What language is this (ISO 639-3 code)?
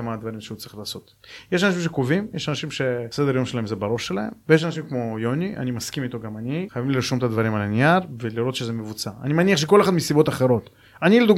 heb